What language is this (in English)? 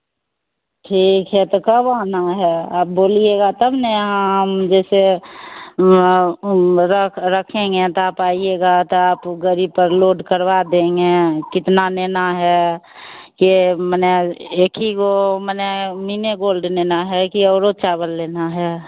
Hindi